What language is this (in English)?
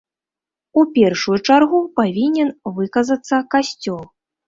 Belarusian